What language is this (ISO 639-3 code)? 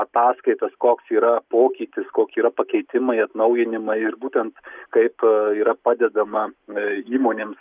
lit